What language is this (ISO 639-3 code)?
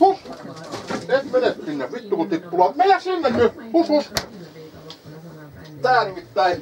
fin